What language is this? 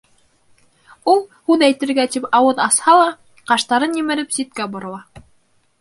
Bashkir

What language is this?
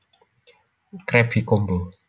Javanese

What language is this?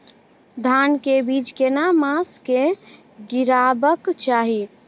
Maithili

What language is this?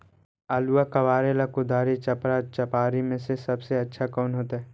Magahi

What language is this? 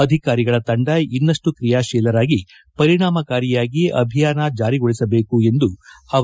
Kannada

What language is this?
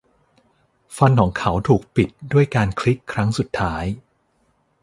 Thai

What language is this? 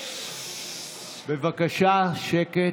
Hebrew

